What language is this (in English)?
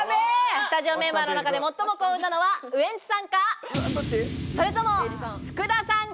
Japanese